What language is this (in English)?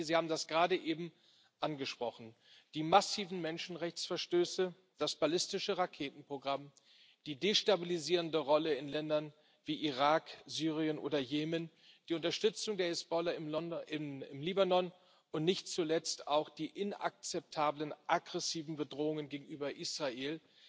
German